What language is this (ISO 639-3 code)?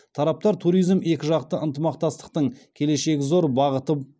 kaz